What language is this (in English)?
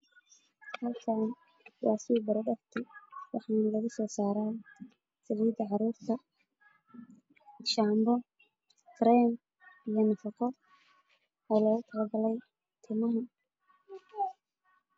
Somali